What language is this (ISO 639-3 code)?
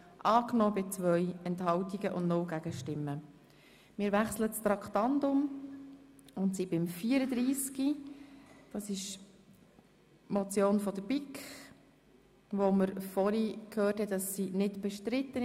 gsw